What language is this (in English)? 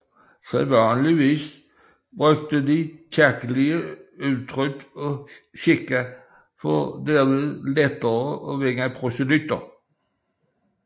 Danish